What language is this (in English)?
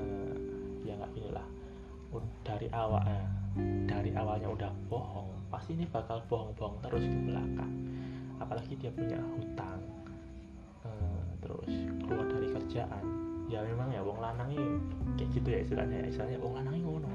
Indonesian